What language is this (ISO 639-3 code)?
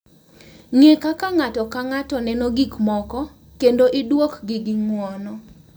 luo